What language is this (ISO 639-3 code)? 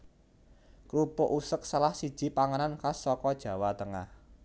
jav